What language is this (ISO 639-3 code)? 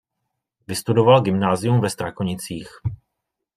ces